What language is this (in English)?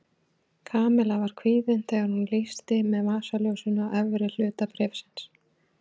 Icelandic